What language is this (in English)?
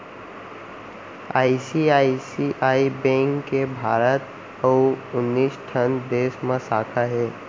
Chhattisgarhi